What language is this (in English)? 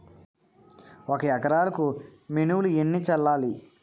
Telugu